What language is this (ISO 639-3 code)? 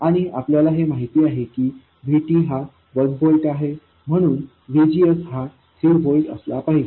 mar